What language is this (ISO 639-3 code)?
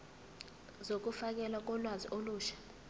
zul